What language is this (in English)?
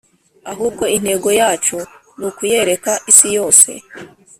Kinyarwanda